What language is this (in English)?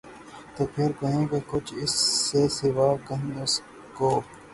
Urdu